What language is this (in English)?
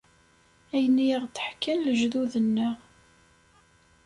Kabyle